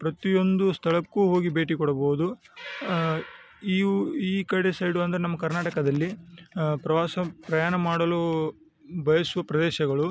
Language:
Kannada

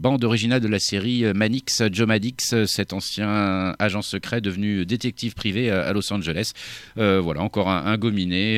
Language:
French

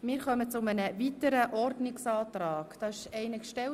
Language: Swiss German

